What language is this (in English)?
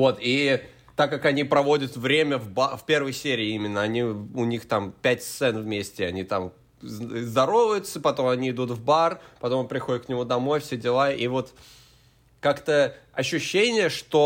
Russian